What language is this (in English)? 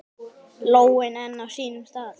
Icelandic